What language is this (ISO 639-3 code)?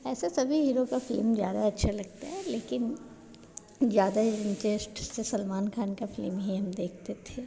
hin